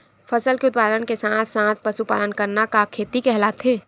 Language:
Chhattisgarhi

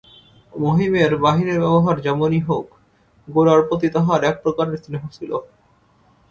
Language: Bangla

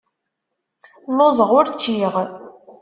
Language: Kabyle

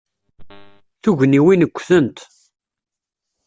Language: Kabyle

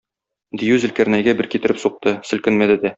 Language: Tatar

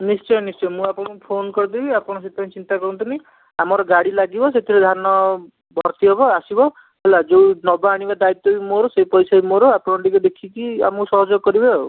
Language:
Odia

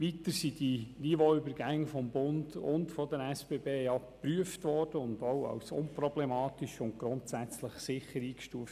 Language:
Swiss German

